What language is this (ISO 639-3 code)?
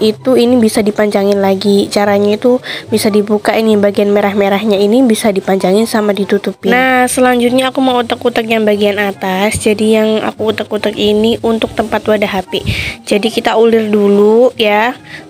ind